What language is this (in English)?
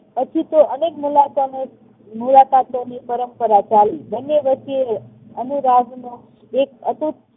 Gujarati